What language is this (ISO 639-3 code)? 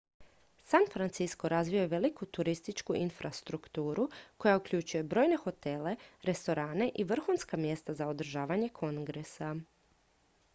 hrv